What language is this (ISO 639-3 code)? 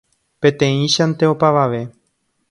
grn